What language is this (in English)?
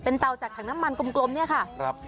Thai